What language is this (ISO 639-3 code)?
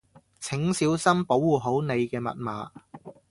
yue